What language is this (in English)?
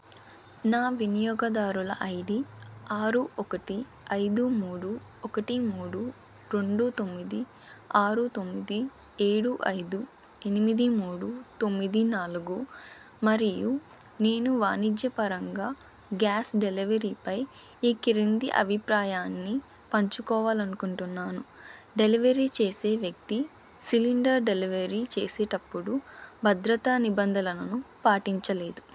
Telugu